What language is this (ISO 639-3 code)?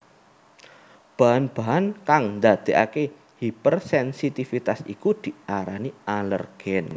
jav